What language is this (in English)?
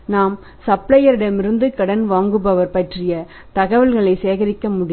Tamil